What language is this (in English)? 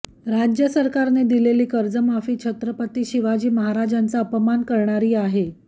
Marathi